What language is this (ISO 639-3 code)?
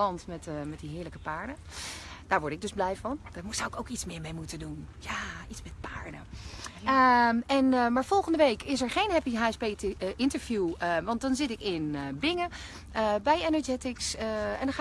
nld